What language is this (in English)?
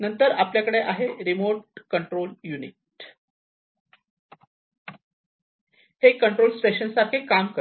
Marathi